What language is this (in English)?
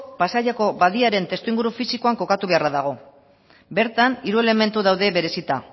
Basque